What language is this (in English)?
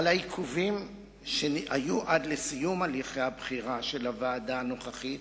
Hebrew